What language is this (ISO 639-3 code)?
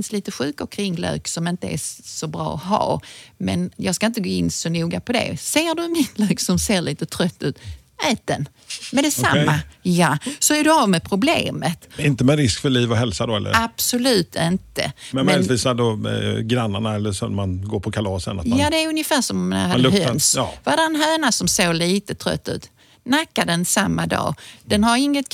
swe